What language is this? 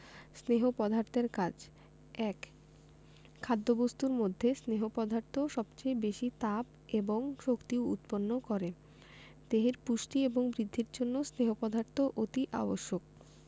Bangla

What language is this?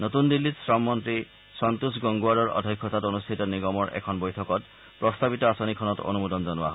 Assamese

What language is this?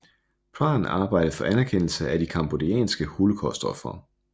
Danish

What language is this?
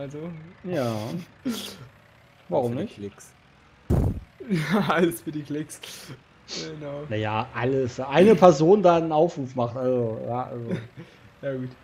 German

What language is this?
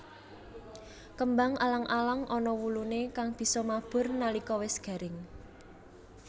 Javanese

